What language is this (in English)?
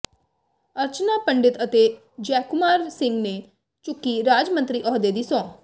Punjabi